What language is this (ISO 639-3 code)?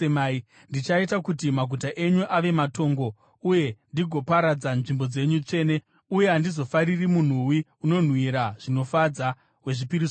sna